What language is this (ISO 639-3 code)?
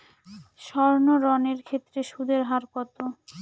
ben